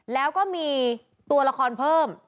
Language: Thai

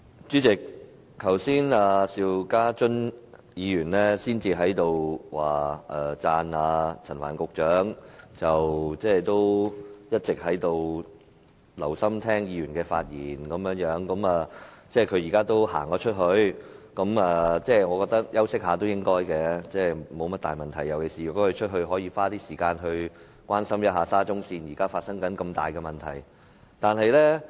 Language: Cantonese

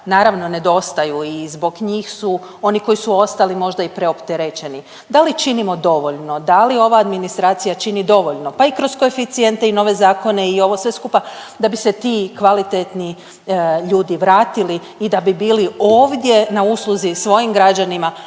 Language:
Croatian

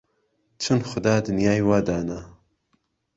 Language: Central Kurdish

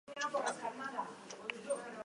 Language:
Basque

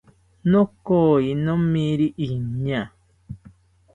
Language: South Ucayali Ashéninka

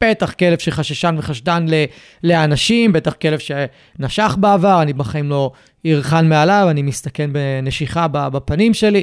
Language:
Hebrew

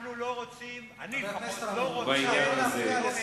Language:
Hebrew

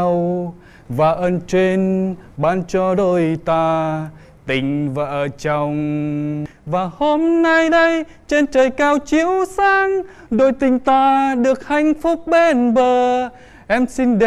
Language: Vietnamese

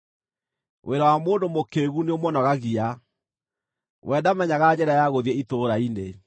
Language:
Kikuyu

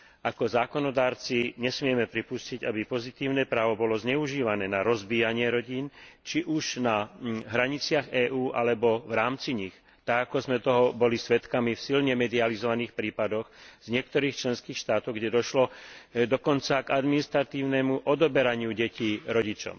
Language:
Slovak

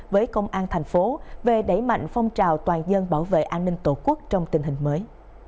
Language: Vietnamese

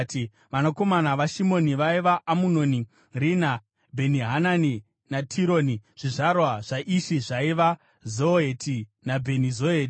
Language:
Shona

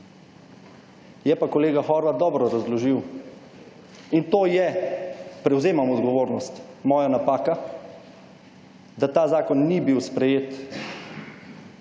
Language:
Slovenian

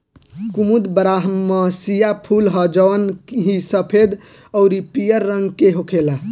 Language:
Bhojpuri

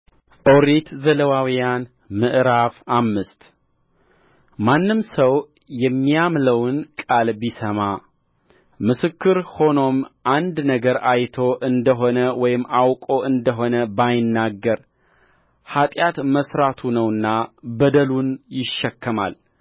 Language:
Amharic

